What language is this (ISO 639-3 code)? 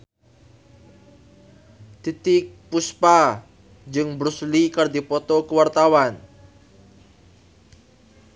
sun